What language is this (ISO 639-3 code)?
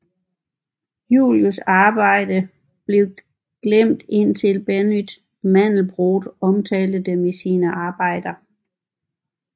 dan